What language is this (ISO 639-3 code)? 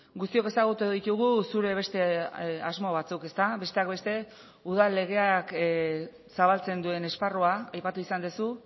eus